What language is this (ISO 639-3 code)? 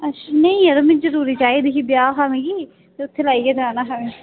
doi